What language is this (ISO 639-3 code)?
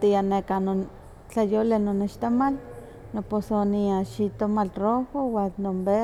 nhq